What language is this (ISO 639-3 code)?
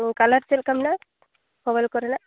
sat